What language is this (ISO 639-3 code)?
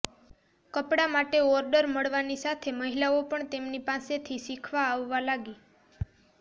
guj